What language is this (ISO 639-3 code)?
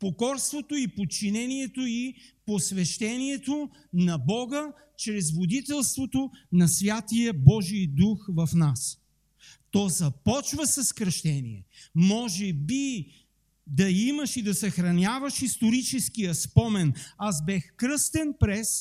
bul